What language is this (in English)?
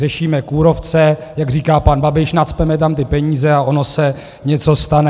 Czech